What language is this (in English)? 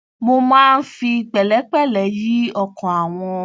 Yoruba